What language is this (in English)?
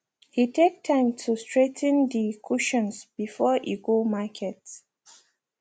Nigerian Pidgin